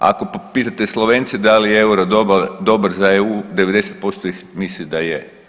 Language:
Croatian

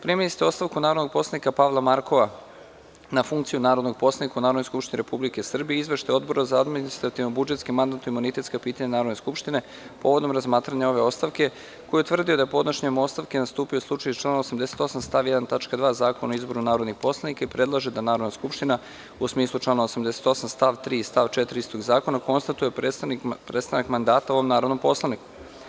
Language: Serbian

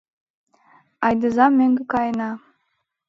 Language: Mari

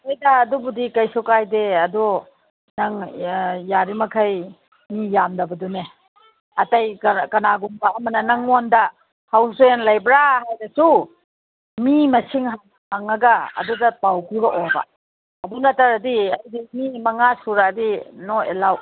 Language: Manipuri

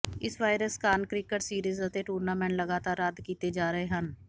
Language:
Punjabi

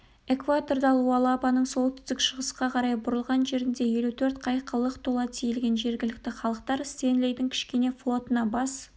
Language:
Kazakh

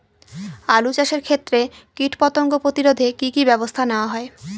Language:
Bangla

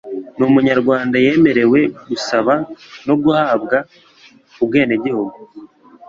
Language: Kinyarwanda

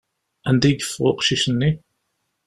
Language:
Kabyle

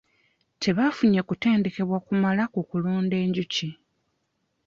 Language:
Ganda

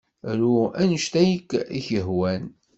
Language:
Kabyle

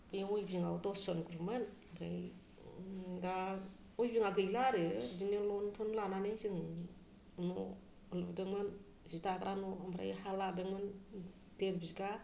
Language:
Bodo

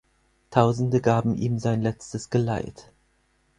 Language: German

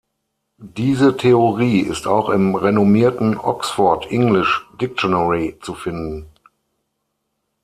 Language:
German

